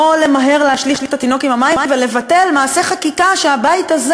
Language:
Hebrew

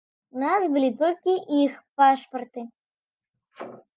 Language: Belarusian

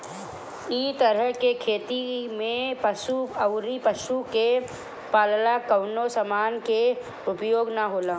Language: Bhojpuri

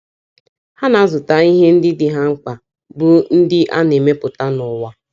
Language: Igbo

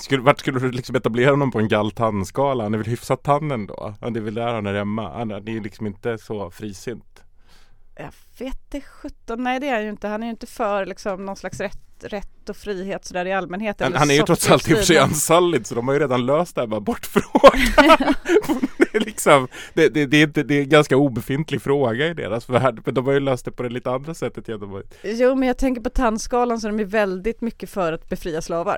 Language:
Swedish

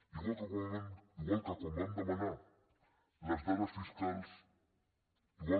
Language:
Catalan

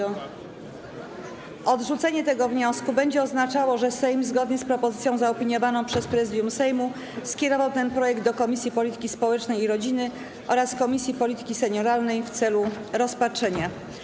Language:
Polish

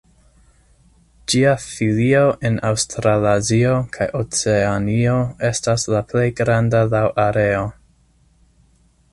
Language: Esperanto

